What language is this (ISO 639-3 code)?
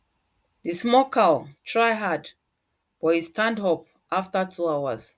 pcm